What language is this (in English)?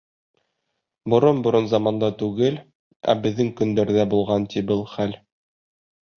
Bashkir